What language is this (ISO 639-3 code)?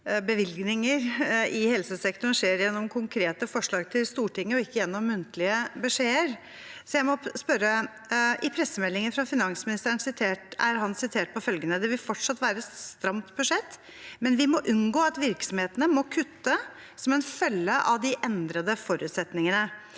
nor